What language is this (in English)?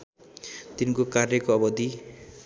Nepali